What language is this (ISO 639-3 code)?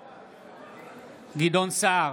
heb